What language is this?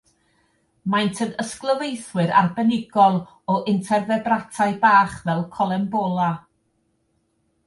Welsh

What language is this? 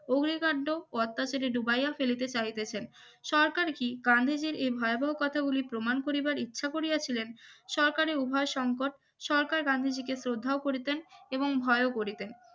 Bangla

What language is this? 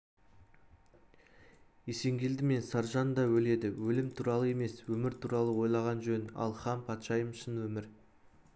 Kazakh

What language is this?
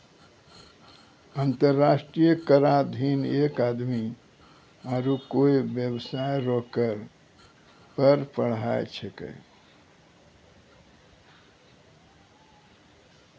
Maithili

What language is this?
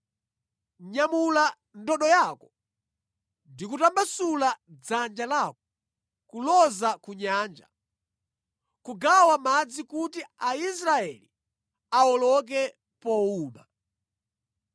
Nyanja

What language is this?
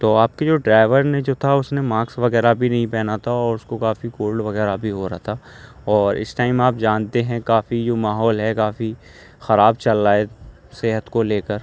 Urdu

